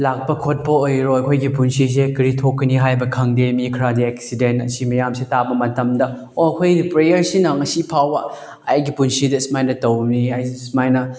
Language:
Manipuri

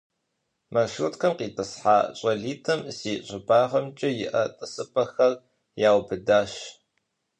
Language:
Kabardian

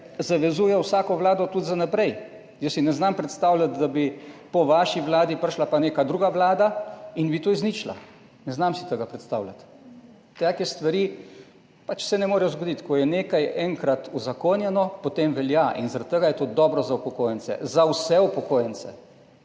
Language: Slovenian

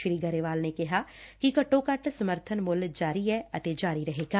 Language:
Punjabi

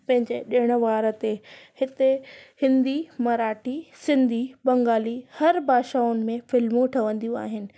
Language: Sindhi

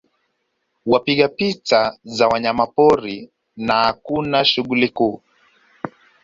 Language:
Swahili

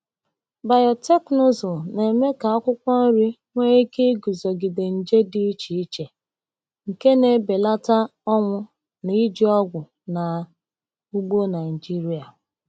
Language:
Igbo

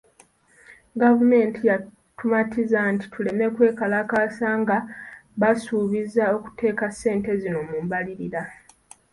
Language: Ganda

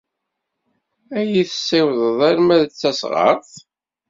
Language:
Kabyle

